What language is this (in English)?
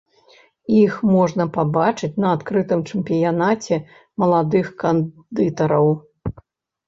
Belarusian